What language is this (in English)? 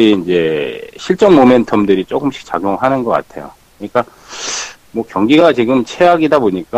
Korean